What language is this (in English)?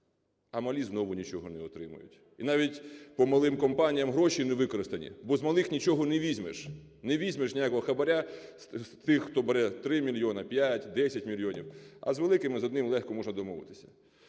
Ukrainian